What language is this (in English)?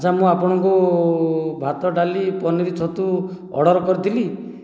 Odia